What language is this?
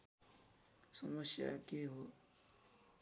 Nepali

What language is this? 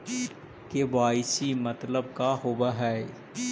Magahi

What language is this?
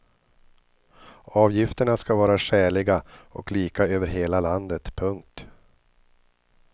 Swedish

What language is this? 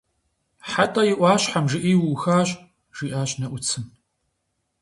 Kabardian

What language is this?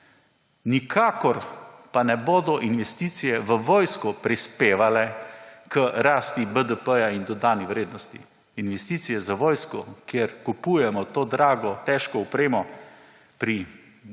Slovenian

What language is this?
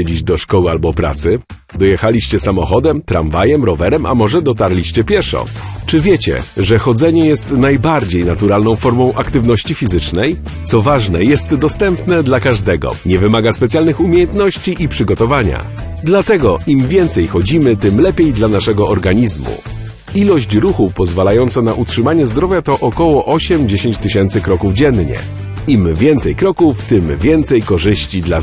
Polish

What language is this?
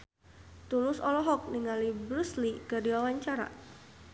Sundanese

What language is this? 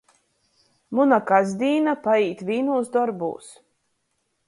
Latgalian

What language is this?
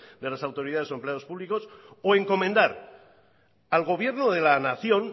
Spanish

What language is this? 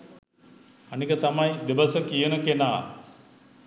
Sinhala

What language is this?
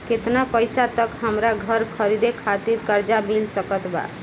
Bhojpuri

